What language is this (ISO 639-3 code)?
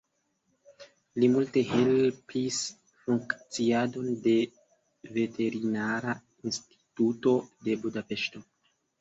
epo